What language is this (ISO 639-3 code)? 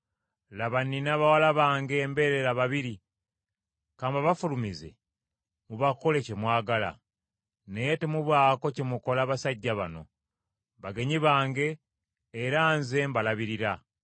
lug